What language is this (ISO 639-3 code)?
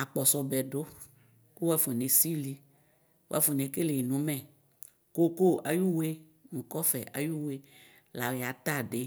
kpo